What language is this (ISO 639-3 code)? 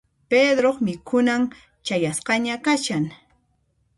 qxp